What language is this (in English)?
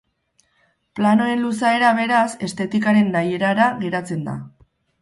Basque